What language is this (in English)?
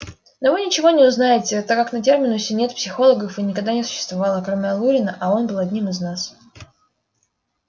Russian